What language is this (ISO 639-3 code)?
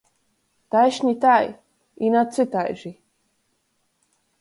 ltg